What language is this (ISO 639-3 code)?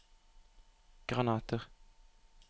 nor